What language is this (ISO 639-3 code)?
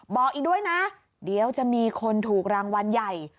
tha